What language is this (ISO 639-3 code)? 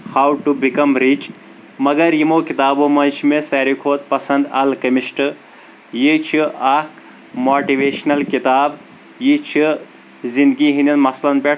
kas